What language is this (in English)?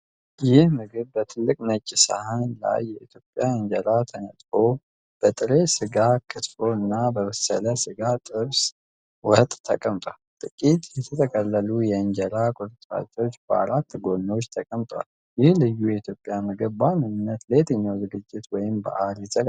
Amharic